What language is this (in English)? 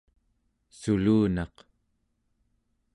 Central Yupik